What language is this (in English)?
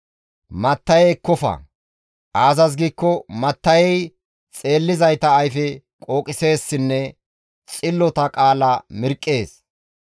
Gamo